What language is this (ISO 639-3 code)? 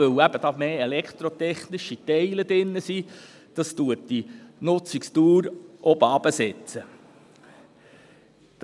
gsw